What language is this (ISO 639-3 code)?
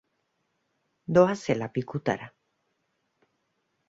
eus